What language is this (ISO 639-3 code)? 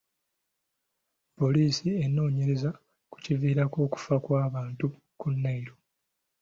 lug